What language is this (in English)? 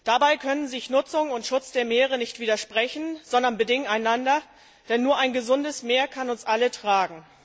German